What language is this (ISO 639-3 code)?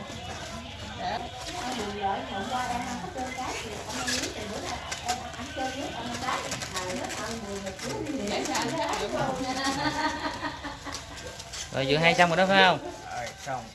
vie